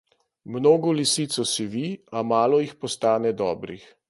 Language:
Slovenian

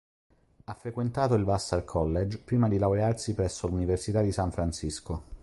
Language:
Italian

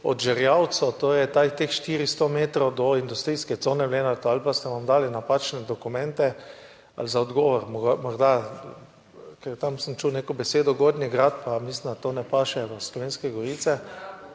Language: Slovenian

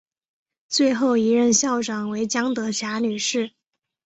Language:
Chinese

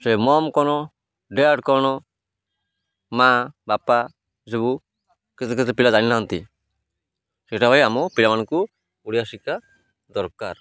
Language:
Odia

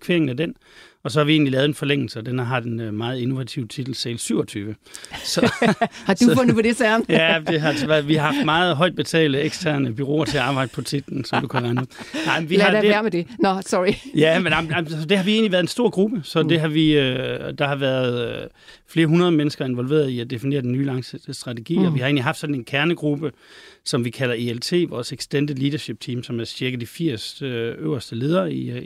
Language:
Danish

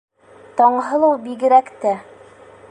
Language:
Bashkir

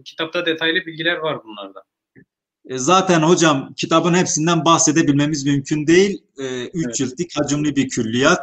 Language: Turkish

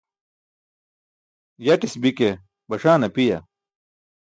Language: Burushaski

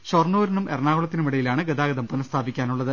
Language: Malayalam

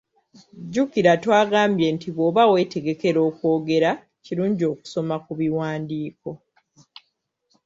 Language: Ganda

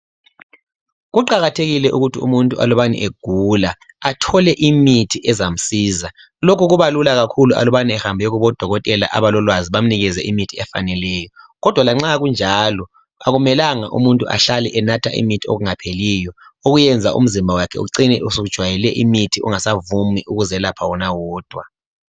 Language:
North Ndebele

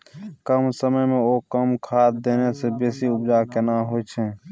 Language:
Maithili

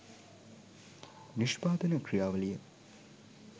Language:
Sinhala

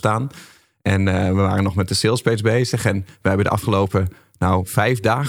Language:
Dutch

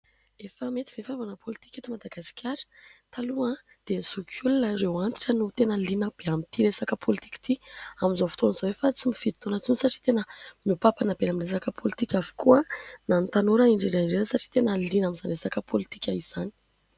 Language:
Malagasy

